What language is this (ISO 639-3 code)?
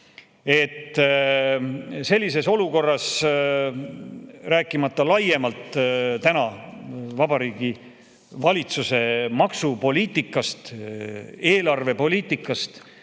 est